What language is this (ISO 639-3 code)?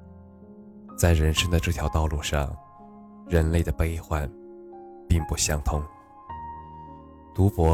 zho